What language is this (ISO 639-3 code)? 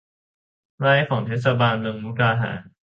tha